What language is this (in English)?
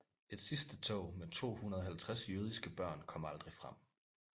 Danish